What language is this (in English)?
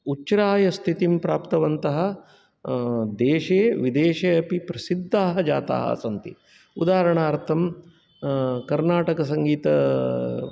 Sanskrit